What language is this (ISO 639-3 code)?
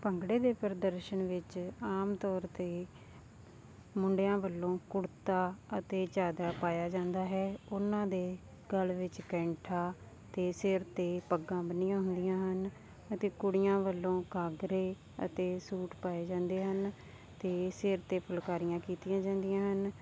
pan